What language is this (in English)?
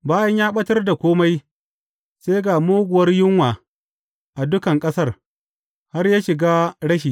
Hausa